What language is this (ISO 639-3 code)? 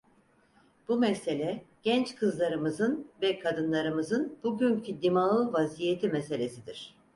tur